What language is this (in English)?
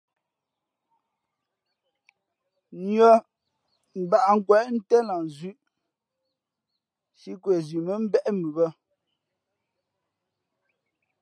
Fe'fe'